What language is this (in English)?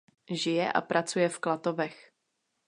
Czech